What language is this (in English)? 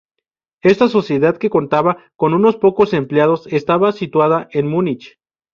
Spanish